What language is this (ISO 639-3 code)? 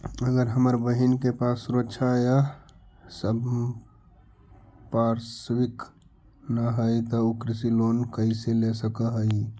mag